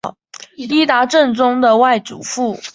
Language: Chinese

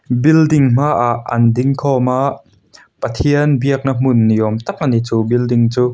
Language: Mizo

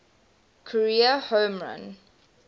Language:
English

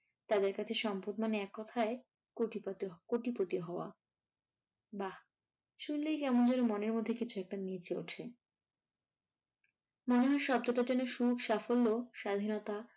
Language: Bangla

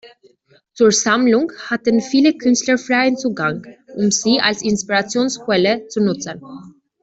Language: German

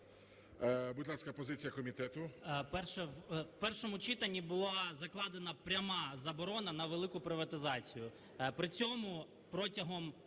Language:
Ukrainian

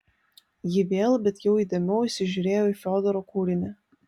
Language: Lithuanian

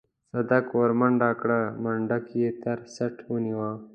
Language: Pashto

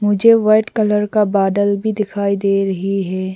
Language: Hindi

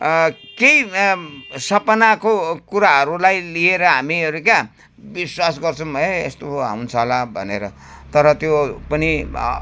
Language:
Nepali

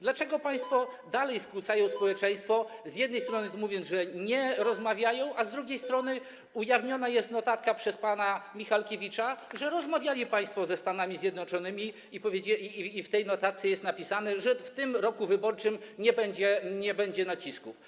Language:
Polish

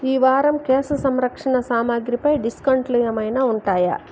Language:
Telugu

